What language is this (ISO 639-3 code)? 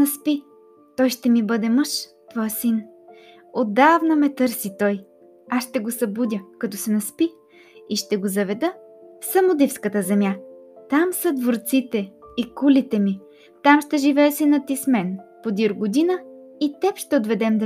bul